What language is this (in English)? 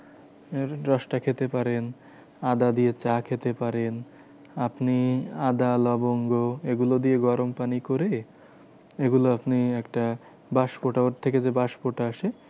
Bangla